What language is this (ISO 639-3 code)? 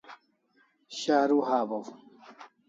kls